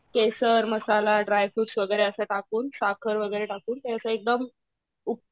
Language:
Marathi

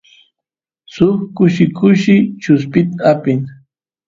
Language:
Santiago del Estero Quichua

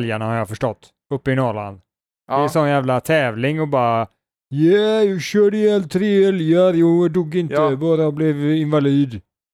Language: Swedish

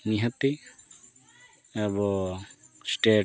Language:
Santali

